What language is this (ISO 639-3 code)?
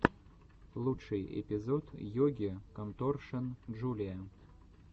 rus